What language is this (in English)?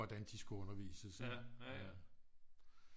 Danish